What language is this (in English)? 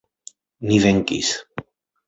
Esperanto